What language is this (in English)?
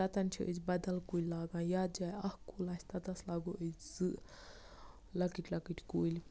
Kashmiri